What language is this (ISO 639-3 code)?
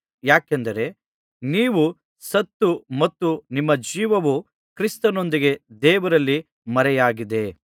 kan